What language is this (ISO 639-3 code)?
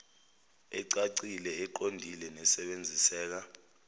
zul